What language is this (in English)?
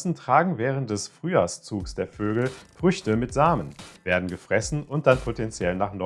German